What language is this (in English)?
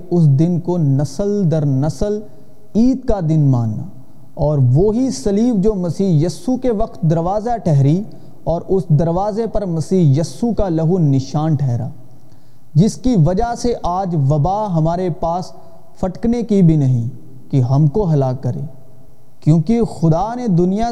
Urdu